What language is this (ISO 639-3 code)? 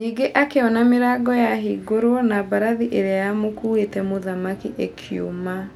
kik